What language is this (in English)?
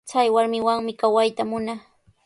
Sihuas Ancash Quechua